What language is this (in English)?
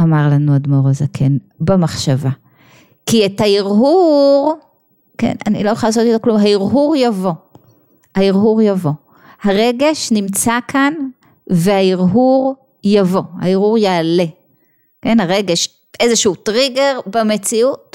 Hebrew